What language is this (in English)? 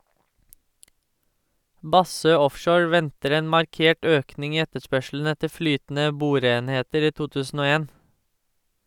Norwegian